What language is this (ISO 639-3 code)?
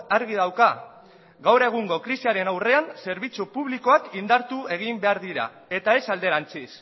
eus